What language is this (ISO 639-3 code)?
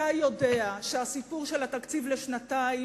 heb